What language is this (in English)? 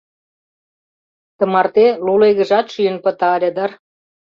Mari